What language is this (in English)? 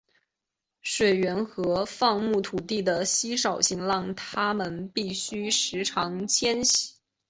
Chinese